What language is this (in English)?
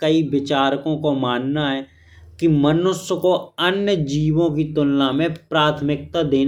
Bundeli